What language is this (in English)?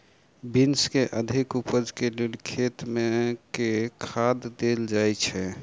Maithili